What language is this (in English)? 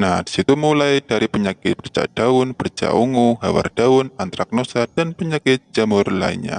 Indonesian